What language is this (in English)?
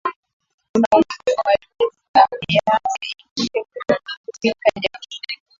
Swahili